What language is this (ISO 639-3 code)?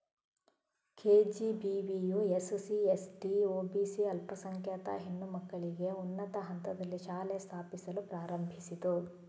kan